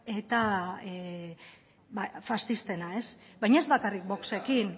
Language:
Basque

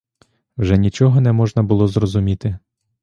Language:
Ukrainian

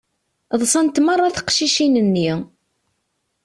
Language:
Kabyle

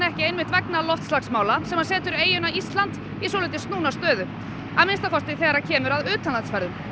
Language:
Icelandic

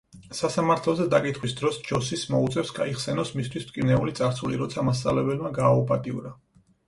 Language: Georgian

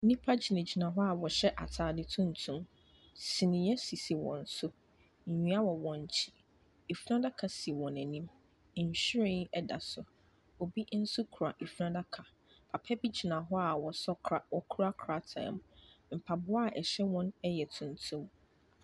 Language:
Akan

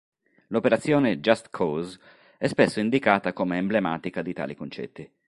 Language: Italian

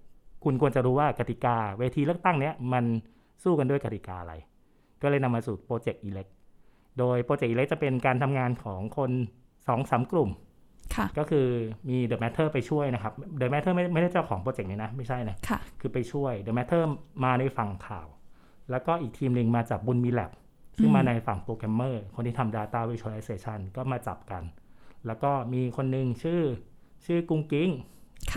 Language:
Thai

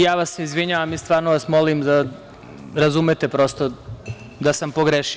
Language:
Serbian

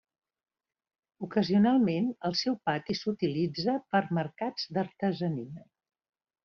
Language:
Catalan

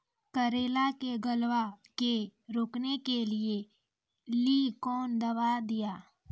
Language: Maithili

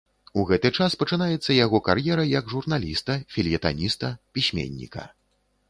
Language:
Belarusian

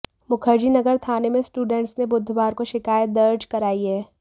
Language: Hindi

